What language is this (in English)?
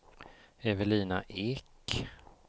Swedish